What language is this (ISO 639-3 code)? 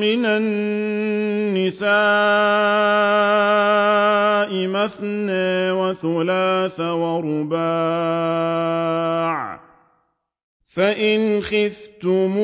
ara